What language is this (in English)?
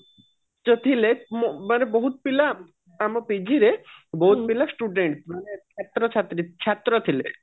Odia